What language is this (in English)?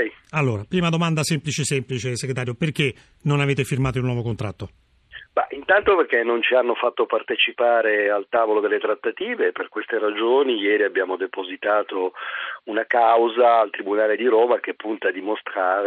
Italian